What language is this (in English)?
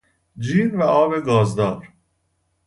Persian